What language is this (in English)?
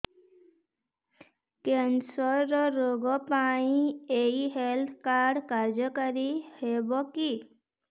Odia